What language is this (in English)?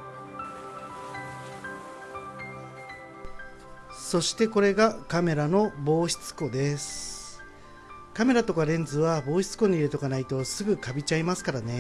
Japanese